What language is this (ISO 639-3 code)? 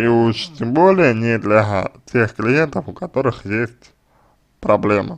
rus